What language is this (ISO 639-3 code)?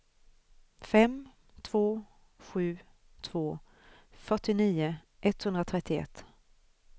swe